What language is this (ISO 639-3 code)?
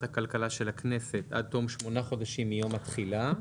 heb